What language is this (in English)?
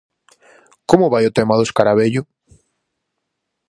Galician